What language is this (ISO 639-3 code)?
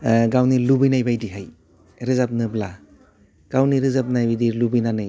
brx